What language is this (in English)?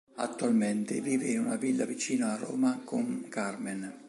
Italian